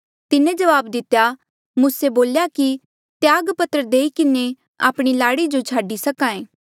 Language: Mandeali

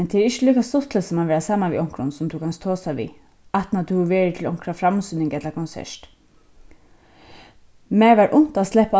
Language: Faroese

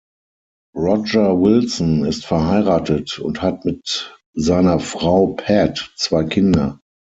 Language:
German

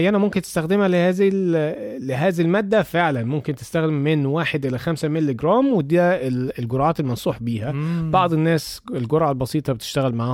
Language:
Arabic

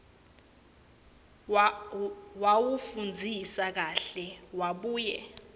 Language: Swati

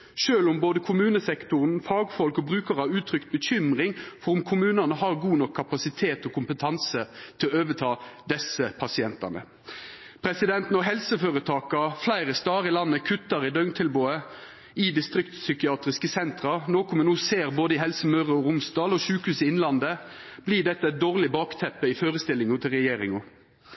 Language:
Norwegian Nynorsk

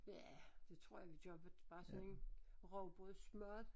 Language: Danish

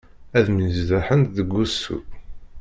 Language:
Kabyle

